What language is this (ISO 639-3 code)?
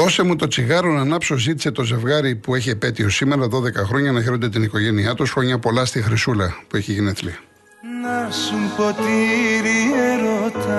ell